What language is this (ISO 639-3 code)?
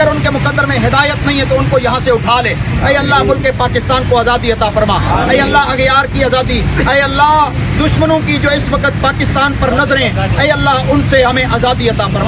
hin